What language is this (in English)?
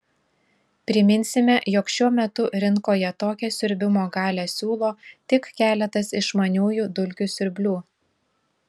Lithuanian